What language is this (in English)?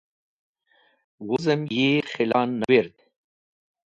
Wakhi